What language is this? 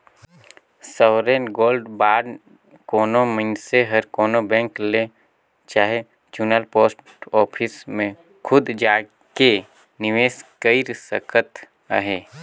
Chhattisgarhi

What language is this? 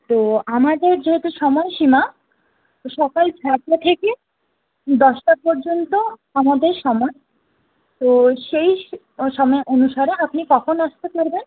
Bangla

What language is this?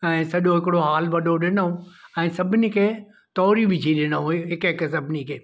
Sindhi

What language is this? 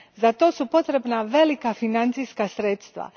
Croatian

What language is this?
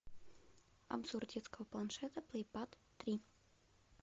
Russian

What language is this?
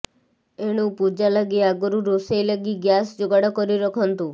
Odia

